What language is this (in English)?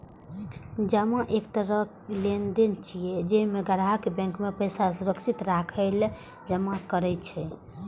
Maithili